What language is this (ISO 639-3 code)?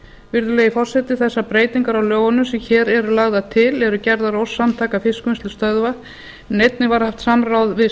isl